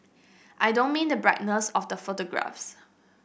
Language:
English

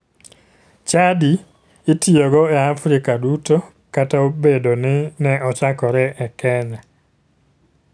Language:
Luo (Kenya and Tanzania)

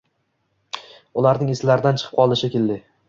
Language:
Uzbek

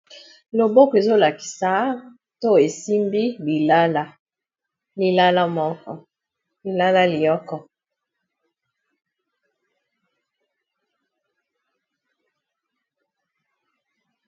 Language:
Lingala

